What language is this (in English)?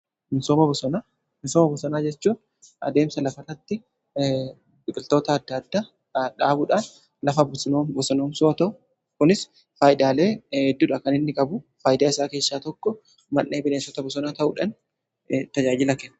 Oromo